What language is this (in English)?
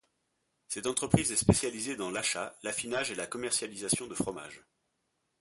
French